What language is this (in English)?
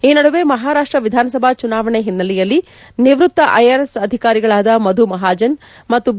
Kannada